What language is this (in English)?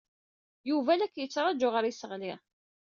Kabyle